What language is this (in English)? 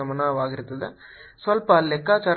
Kannada